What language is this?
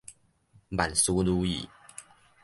Min Nan Chinese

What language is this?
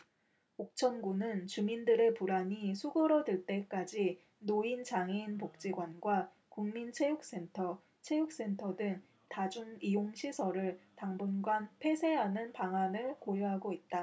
Korean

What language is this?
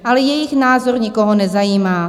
Czech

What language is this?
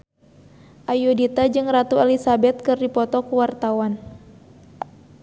Sundanese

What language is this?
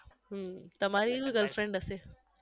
Gujarati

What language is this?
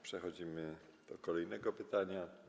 Polish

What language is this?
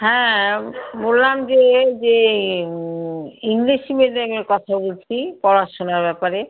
Bangla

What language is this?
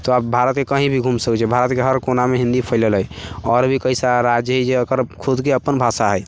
Maithili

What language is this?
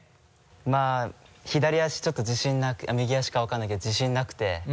Japanese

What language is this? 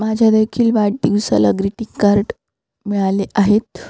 Marathi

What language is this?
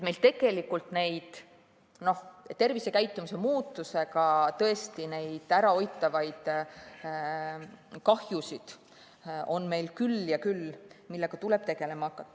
Estonian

